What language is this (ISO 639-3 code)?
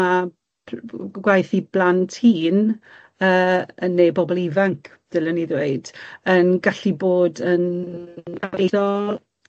cym